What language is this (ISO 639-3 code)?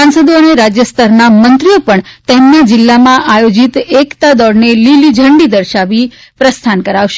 guj